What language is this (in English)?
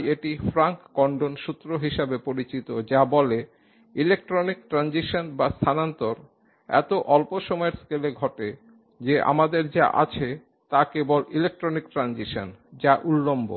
Bangla